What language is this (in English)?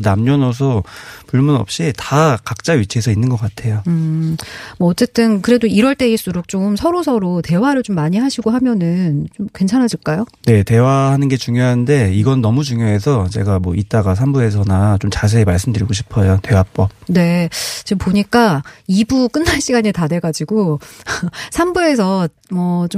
Korean